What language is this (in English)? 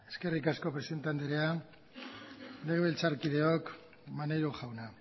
Basque